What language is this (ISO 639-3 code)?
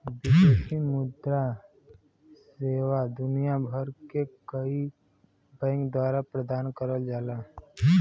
bho